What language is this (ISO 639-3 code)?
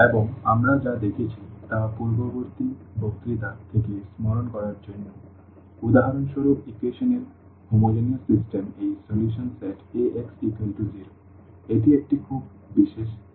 ben